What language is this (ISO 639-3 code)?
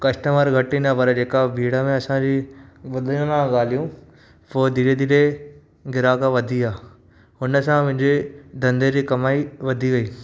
snd